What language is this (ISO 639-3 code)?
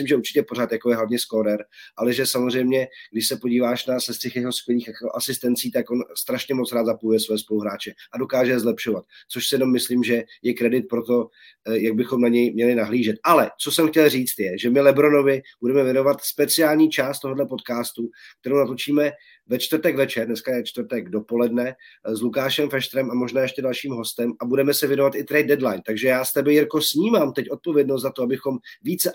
ces